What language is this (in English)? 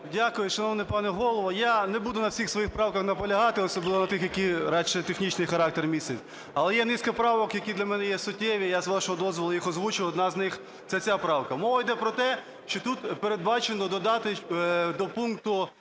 Ukrainian